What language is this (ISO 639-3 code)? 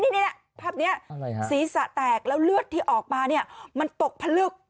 tha